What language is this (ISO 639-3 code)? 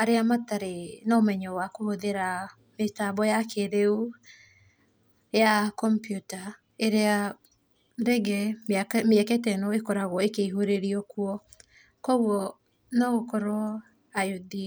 kik